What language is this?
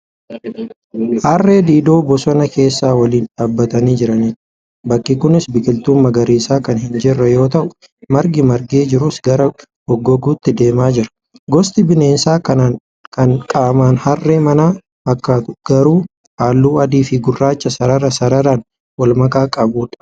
Oromo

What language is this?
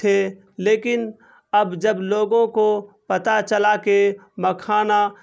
Urdu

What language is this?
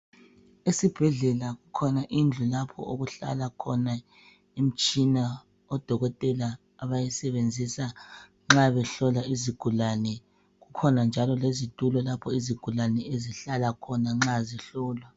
North Ndebele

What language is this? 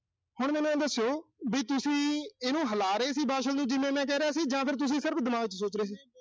Punjabi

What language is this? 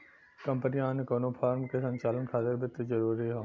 Bhojpuri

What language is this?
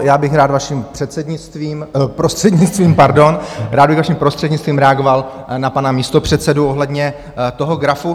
Czech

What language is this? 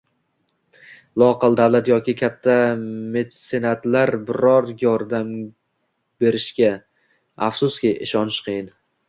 Uzbek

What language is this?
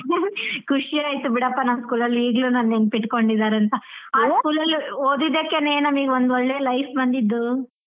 Kannada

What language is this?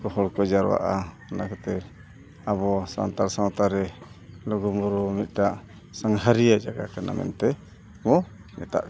Santali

